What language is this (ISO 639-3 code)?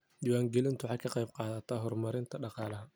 som